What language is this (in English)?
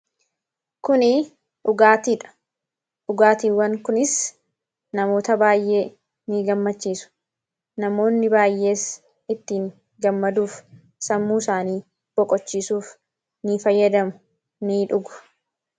Oromo